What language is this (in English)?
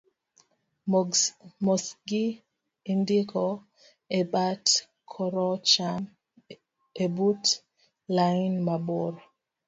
Luo (Kenya and Tanzania)